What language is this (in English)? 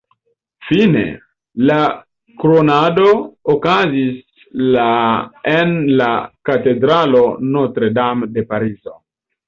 Esperanto